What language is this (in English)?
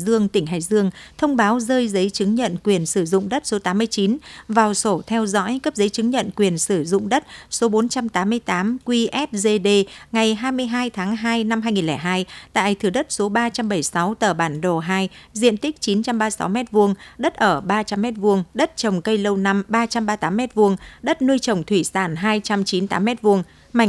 Vietnamese